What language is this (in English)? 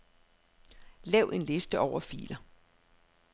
Danish